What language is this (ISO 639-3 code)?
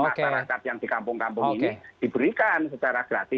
ind